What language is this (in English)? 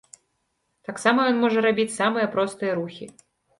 Belarusian